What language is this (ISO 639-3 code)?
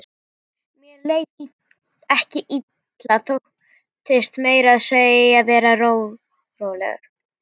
isl